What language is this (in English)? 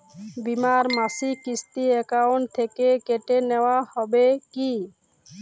Bangla